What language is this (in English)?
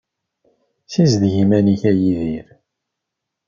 Kabyle